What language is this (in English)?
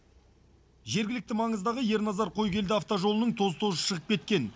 Kazakh